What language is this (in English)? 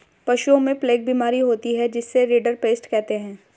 Hindi